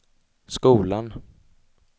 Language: Swedish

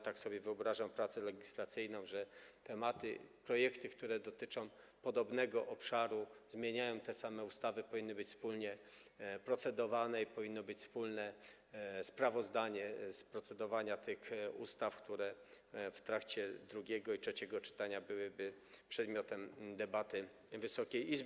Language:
Polish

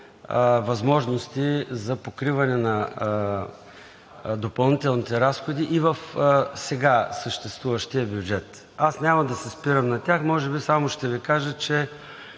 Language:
Bulgarian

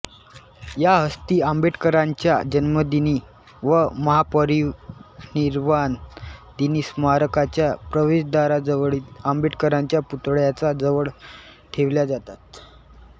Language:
Marathi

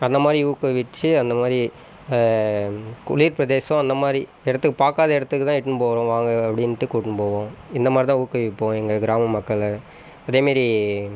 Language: Tamil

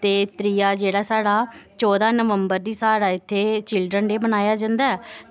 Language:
Dogri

